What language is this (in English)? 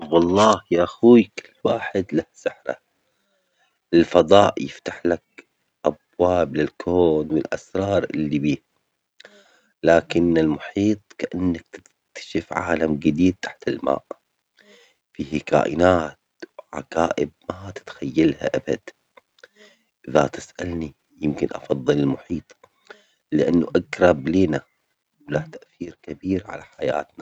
Omani Arabic